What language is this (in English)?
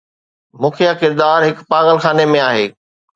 Sindhi